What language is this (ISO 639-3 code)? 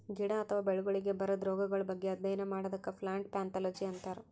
kan